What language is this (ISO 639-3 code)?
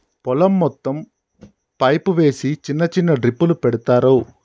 tel